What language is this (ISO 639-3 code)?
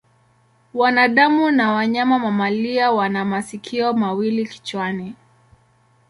swa